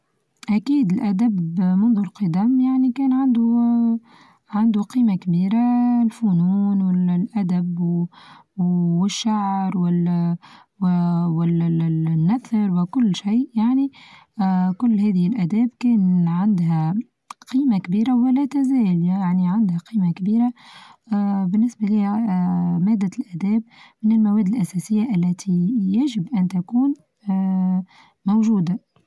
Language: Tunisian Arabic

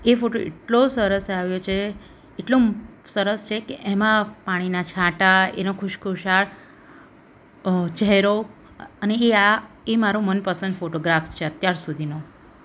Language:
Gujarati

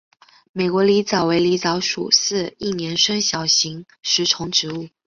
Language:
Chinese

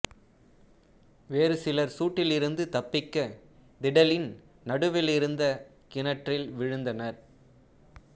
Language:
Tamil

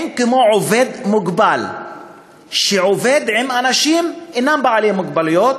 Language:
Hebrew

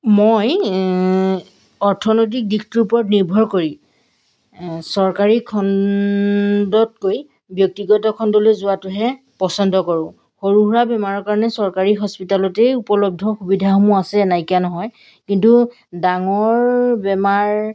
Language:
Assamese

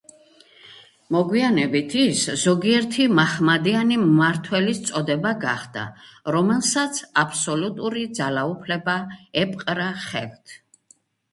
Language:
Georgian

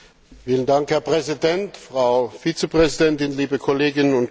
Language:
German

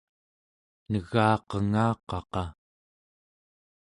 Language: Central Yupik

